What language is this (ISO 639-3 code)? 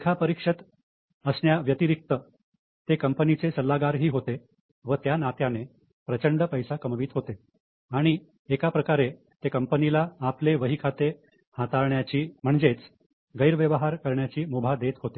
mar